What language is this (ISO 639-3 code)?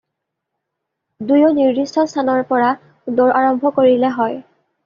asm